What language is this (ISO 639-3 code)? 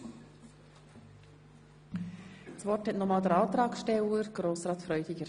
gsw